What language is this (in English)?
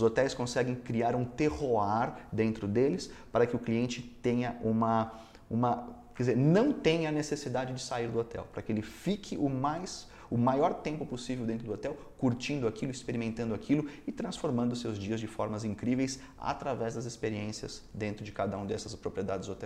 Portuguese